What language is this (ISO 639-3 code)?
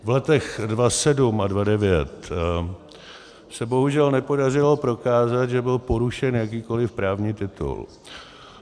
ces